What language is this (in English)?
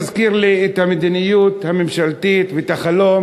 Hebrew